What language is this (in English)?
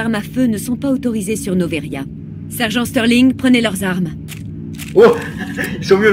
French